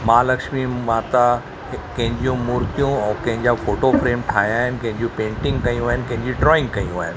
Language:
Sindhi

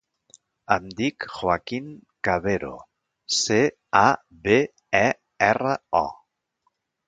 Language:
Catalan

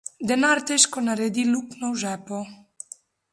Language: Slovenian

